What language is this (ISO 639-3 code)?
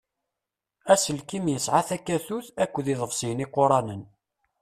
kab